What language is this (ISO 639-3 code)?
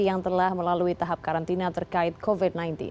ind